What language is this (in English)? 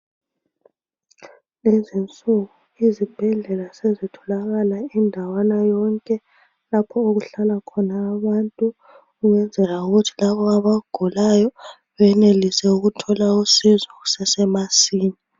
North Ndebele